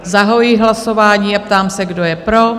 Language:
Czech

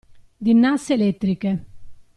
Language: Italian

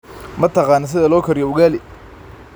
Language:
Somali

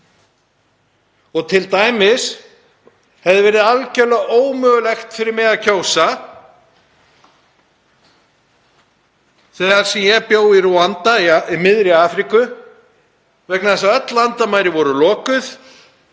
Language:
Icelandic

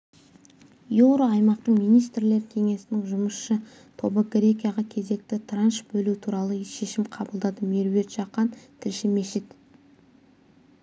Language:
Kazakh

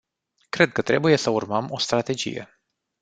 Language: Romanian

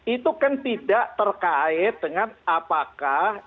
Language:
Indonesian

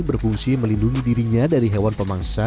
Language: Indonesian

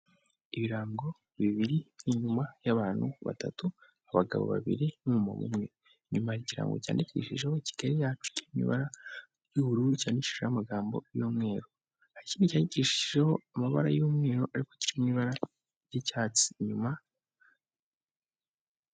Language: Kinyarwanda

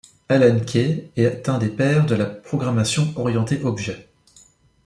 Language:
French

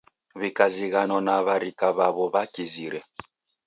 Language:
Taita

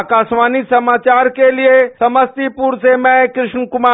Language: Hindi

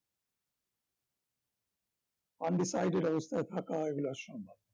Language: Bangla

